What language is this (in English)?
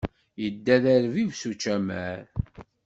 Kabyle